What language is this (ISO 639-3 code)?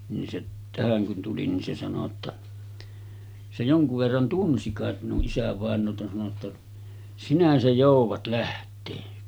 fin